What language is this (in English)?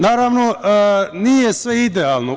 Serbian